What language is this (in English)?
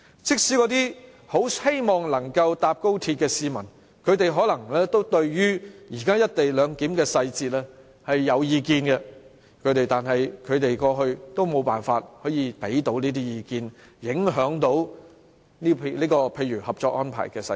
Cantonese